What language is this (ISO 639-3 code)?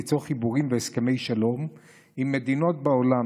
heb